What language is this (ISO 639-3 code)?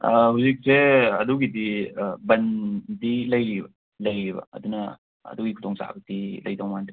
mni